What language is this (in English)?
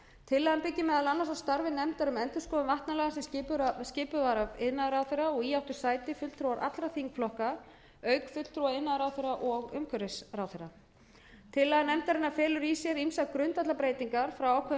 Icelandic